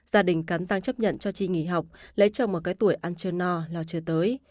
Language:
Vietnamese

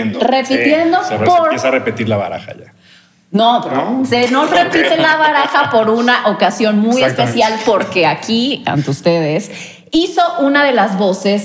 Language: Spanish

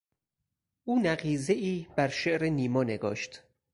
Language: Persian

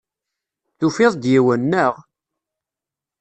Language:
Kabyle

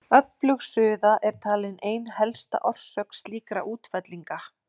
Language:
Icelandic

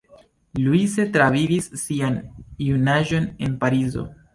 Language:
Esperanto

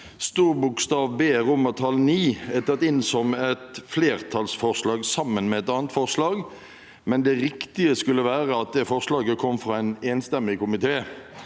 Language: Norwegian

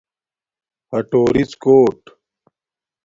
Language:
Domaaki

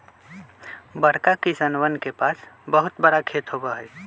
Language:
Magahi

